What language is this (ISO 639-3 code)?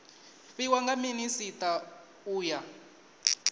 ven